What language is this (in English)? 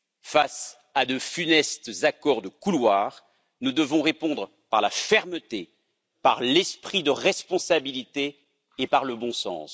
French